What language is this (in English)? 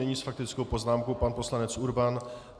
Czech